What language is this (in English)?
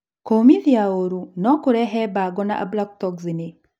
Kikuyu